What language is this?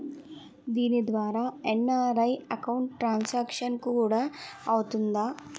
Telugu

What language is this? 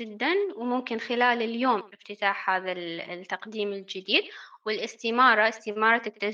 Arabic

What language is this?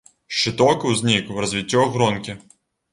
Belarusian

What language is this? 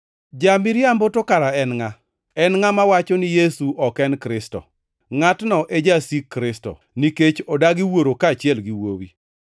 Luo (Kenya and Tanzania)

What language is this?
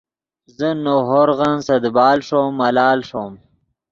Yidgha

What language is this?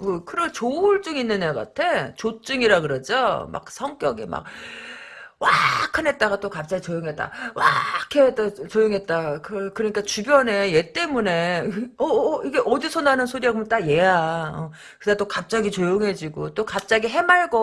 Korean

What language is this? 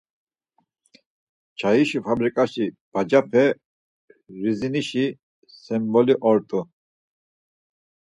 Laz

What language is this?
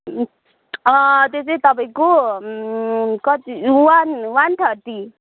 Nepali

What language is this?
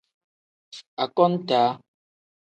Tem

